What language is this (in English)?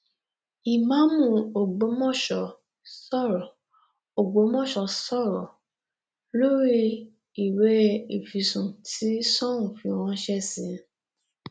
Yoruba